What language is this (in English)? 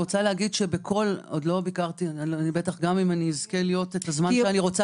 Hebrew